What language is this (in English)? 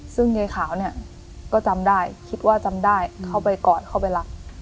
Thai